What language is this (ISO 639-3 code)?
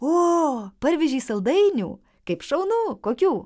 lit